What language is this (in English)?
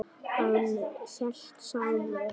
Icelandic